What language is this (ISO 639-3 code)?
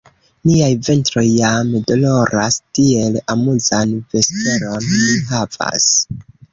epo